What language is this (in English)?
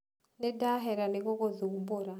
Kikuyu